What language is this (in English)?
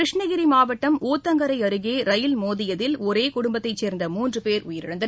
Tamil